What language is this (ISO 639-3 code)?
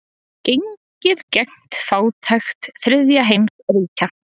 isl